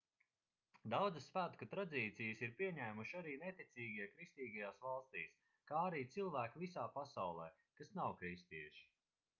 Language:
Latvian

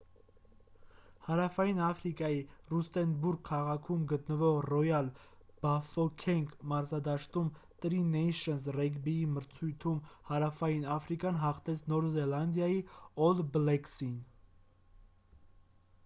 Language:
Armenian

